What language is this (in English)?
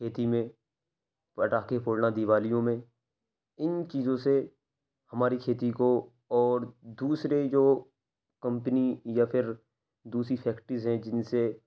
Urdu